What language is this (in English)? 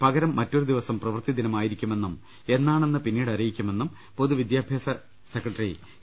Malayalam